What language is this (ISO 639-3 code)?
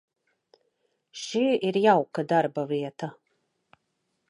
lav